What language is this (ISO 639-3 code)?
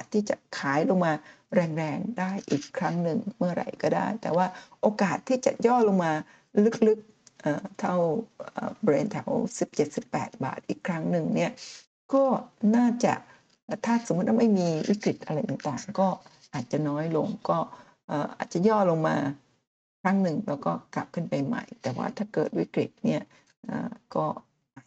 tha